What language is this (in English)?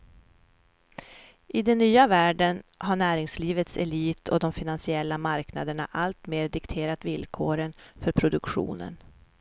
Swedish